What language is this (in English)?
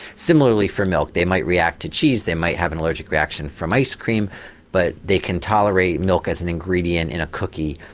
English